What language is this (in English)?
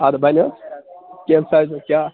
Kashmiri